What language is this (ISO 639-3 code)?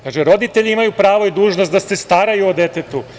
srp